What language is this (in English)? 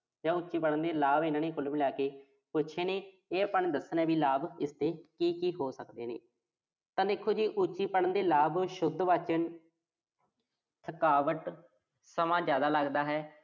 Punjabi